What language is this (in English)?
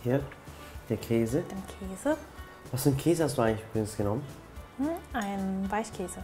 German